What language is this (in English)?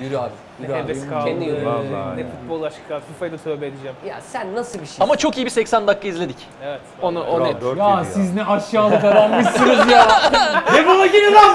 Turkish